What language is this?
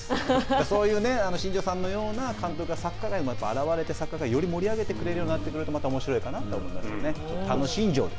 Japanese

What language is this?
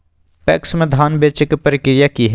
Magahi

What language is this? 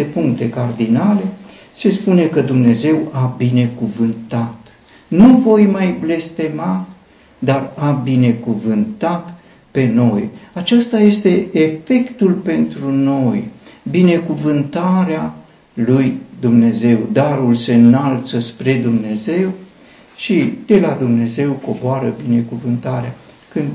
Romanian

